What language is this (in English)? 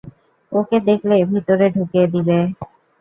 Bangla